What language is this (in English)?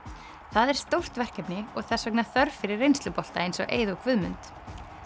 Icelandic